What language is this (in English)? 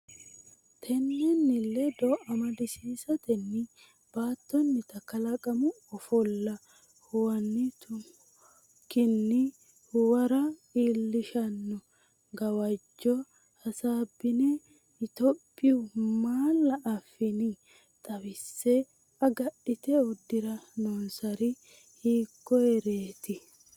Sidamo